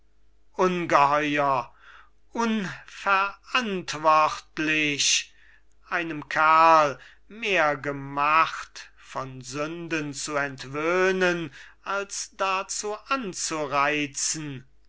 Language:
German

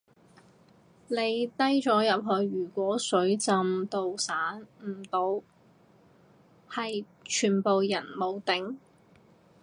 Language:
Cantonese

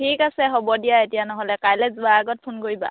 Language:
Assamese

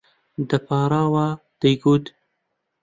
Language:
Central Kurdish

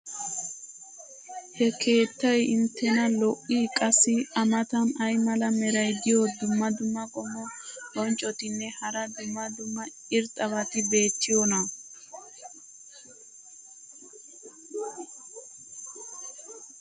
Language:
Wolaytta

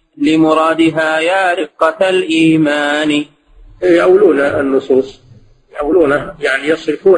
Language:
Arabic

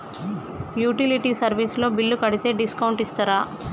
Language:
Telugu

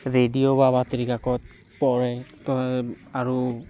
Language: Assamese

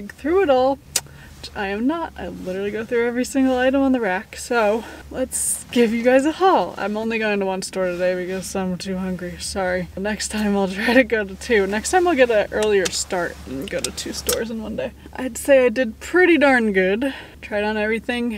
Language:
English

